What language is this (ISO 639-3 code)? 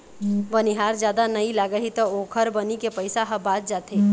hne